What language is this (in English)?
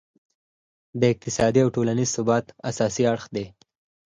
Pashto